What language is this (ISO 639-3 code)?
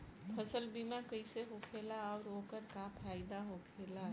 bho